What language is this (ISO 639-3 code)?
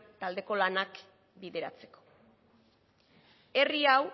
eus